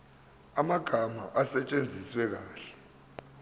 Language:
Zulu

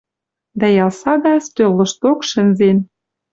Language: Western Mari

